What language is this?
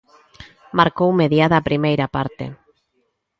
Galician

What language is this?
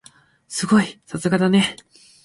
Japanese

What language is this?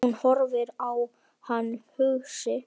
Icelandic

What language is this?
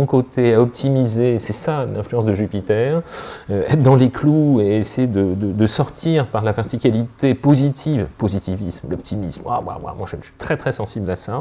French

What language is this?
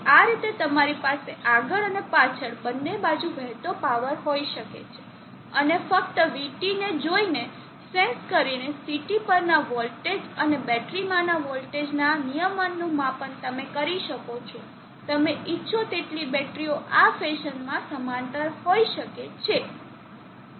Gujarati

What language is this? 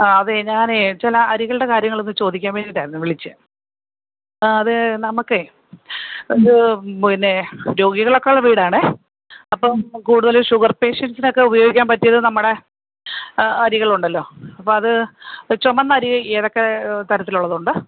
Malayalam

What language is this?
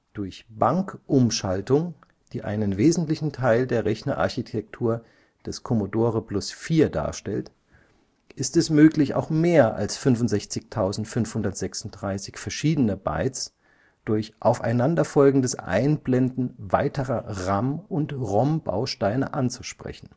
German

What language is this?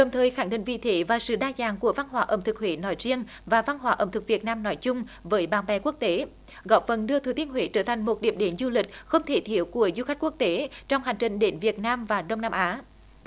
Vietnamese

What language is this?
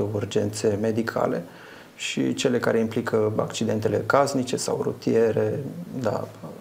Romanian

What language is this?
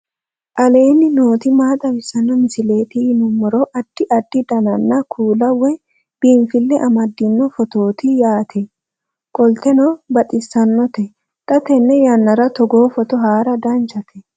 Sidamo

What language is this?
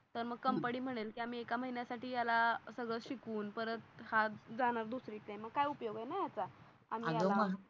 Marathi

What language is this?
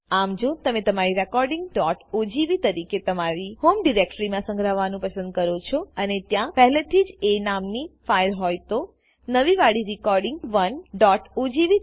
Gujarati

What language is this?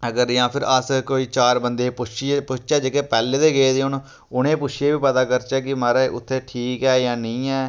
Dogri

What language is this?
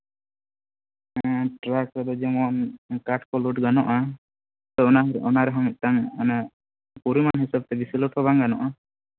Santali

